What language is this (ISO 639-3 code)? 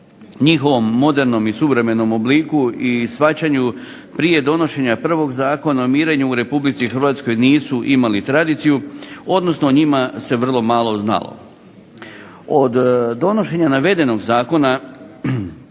hrv